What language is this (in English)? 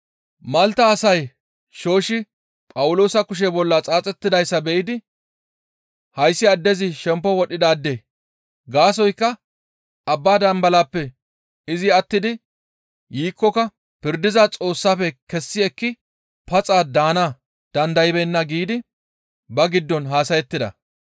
Gamo